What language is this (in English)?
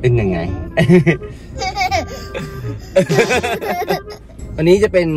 Thai